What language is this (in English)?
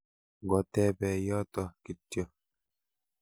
Kalenjin